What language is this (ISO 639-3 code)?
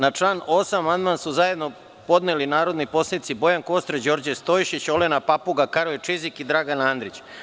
srp